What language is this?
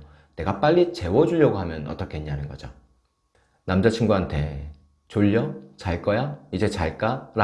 Korean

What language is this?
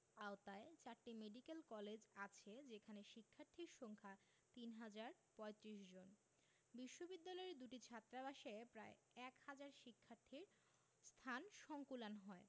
Bangla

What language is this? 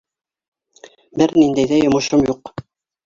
Bashkir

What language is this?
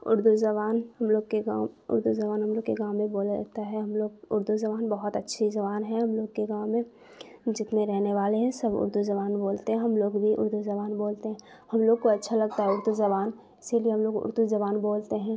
Urdu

